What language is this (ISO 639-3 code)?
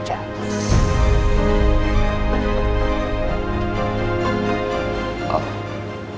ind